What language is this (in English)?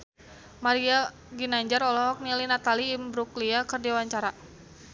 Sundanese